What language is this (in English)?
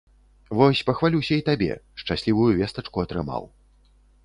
Belarusian